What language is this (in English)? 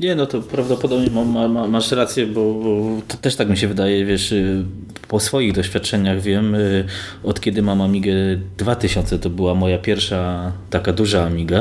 Polish